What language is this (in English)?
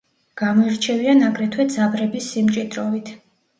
Georgian